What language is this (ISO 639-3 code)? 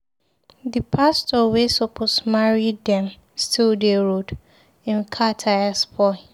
pcm